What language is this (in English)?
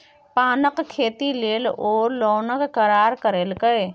Maithili